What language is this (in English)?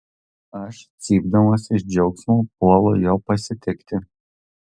Lithuanian